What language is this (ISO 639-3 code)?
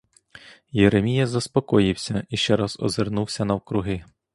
ukr